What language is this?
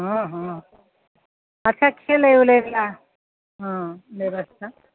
Maithili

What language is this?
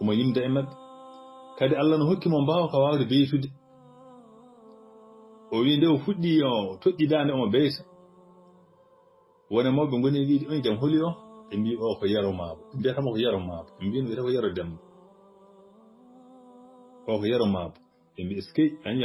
Arabic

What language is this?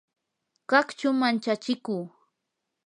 Yanahuanca Pasco Quechua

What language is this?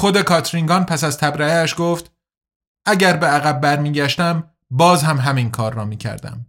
Persian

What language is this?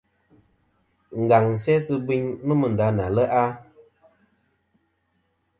Kom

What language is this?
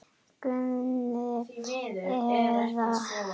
Icelandic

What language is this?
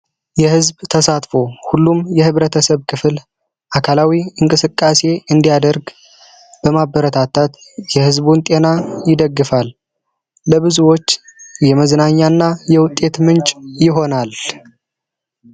Amharic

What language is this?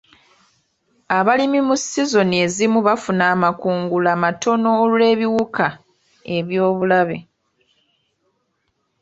Ganda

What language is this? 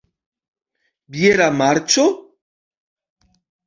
Esperanto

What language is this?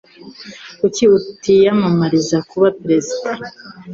Kinyarwanda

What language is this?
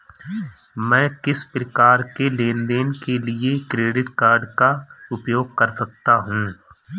Hindi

